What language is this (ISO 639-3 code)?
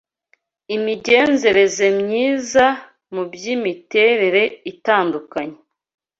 kin